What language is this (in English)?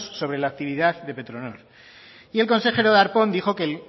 Spanish